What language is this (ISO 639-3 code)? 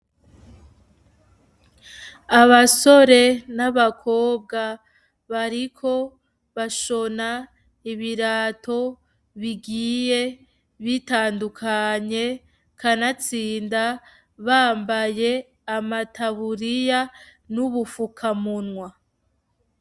run